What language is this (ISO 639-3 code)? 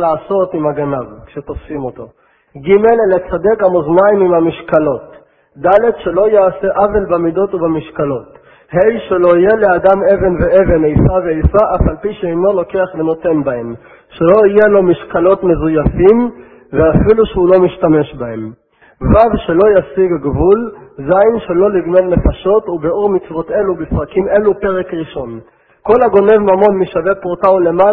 heb